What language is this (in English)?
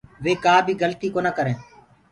Gurgula